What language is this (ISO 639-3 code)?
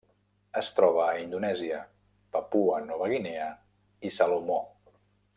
cat